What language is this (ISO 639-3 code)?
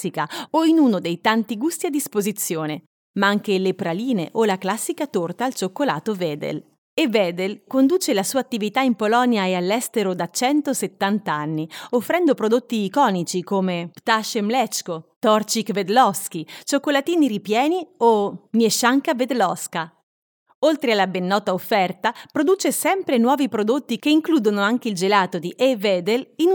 ita